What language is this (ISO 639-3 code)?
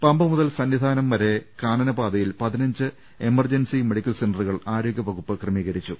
mal